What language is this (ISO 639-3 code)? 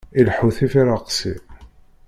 kab